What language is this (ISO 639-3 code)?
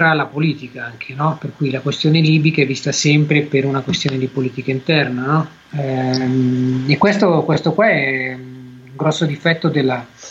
ita